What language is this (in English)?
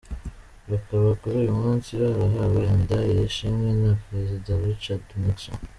Kinyarwanda